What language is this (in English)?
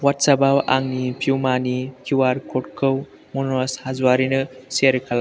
Bodo